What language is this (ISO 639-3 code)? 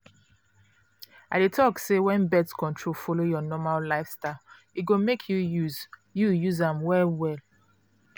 pcm